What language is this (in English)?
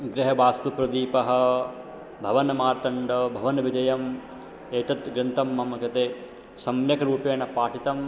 Sanskrit